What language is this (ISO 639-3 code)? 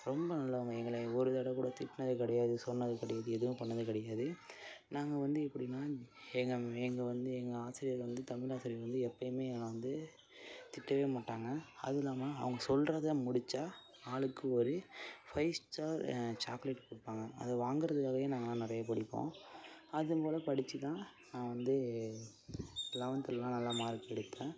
tam